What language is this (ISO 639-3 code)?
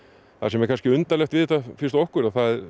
isl